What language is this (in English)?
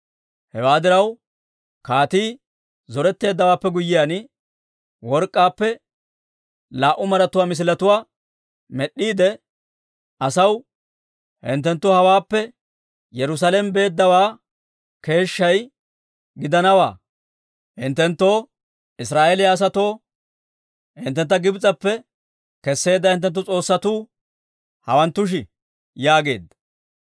Dawro